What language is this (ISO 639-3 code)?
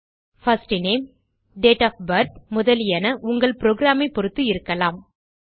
tam